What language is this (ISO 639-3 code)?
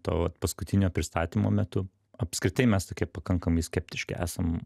lit